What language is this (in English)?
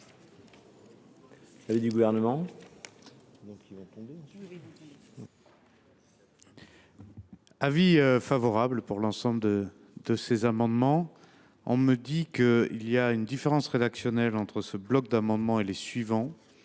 French